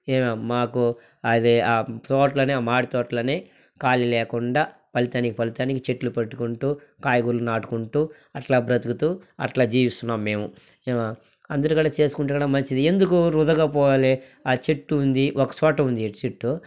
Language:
Telugu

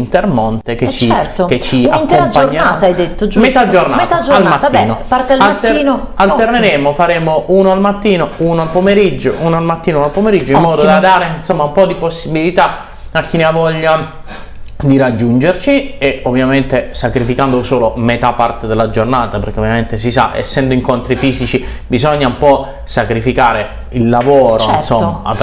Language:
Italian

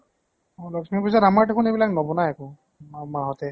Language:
Assamese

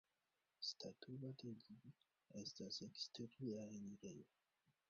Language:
Esperanto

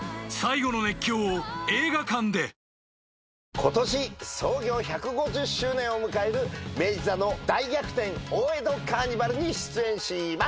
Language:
Japanese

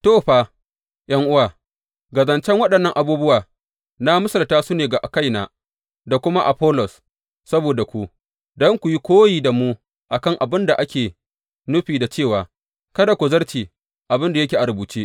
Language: Hausa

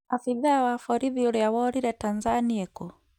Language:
Kikuyu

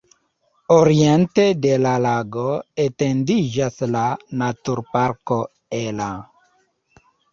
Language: Esperanto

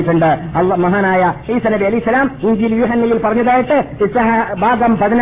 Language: Malayalam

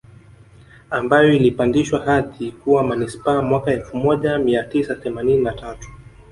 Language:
Swahili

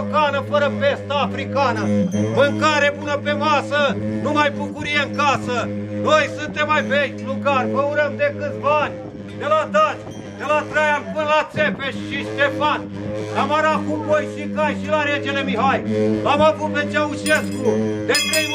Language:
Romanian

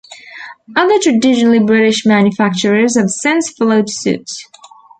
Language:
English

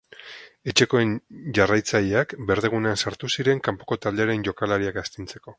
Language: Basque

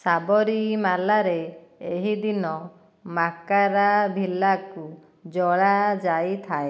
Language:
Odia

